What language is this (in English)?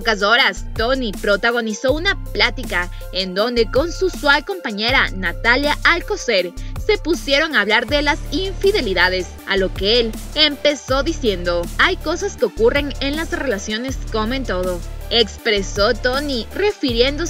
Spanish